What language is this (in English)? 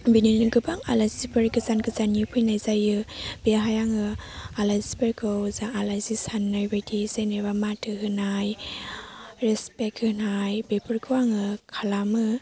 Bodo